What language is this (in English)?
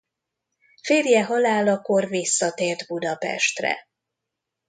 Hungarian